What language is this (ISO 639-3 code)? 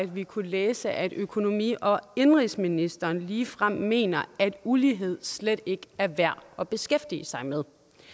dan